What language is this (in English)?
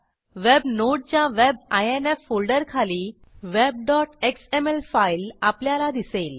Marathi